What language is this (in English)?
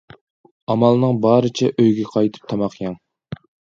Uyghur